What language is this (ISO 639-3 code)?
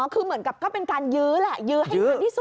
tha